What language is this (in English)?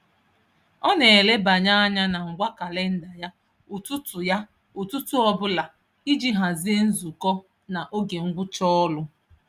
Igbo